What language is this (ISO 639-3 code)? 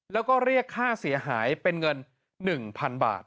tha